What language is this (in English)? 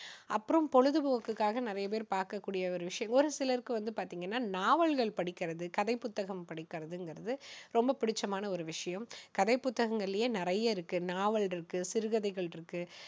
Tamil